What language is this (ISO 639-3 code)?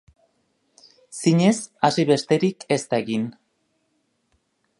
eus